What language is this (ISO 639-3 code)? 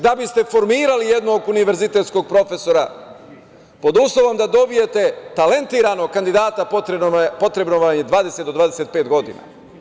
srp